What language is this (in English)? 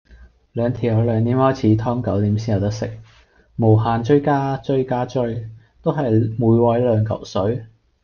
Cantonese